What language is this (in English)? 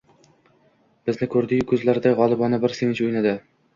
Uzbek